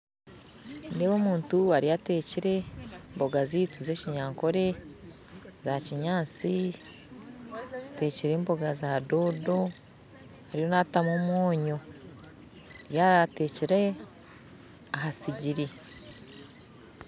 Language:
Nyankole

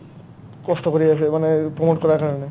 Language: Assamese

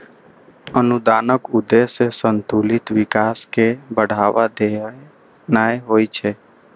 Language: Maithili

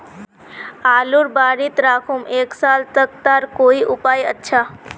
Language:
Magahi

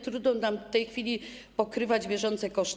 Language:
Polish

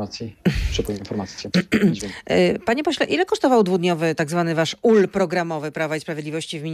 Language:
Polish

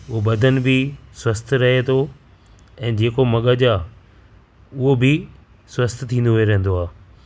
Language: Sindhi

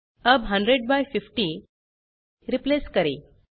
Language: Hindi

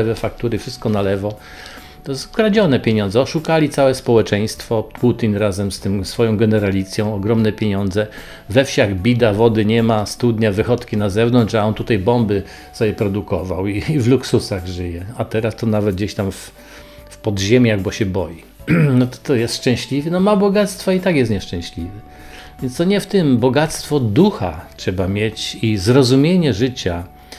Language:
Polish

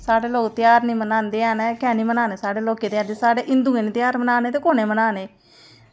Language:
Dogri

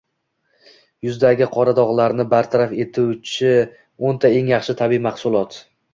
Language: Uzbek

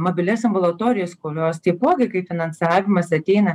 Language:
Lithuanian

